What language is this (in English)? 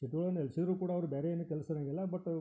Kannada